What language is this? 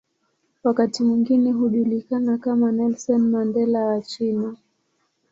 Swahili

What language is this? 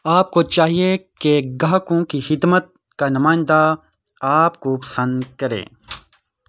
Urdu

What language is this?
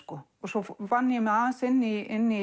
Icelandic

